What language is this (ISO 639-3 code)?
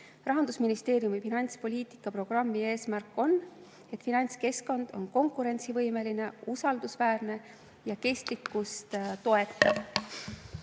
est